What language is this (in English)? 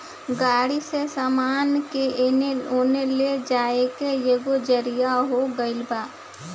Bhojpuri